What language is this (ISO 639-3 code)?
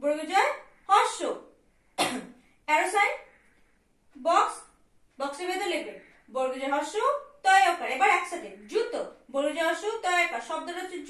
tur